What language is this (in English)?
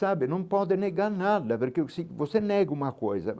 Portuguese